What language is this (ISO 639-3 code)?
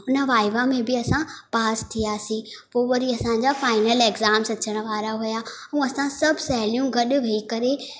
snd